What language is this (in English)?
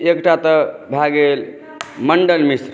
Maithili